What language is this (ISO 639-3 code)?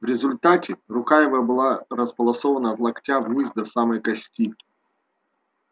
rus